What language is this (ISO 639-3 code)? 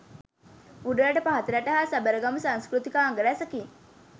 sin